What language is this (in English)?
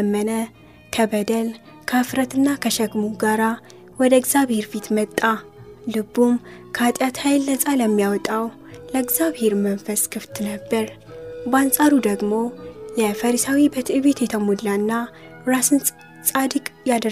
Amharic